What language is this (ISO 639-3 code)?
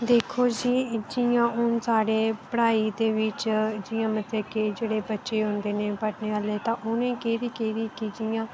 doi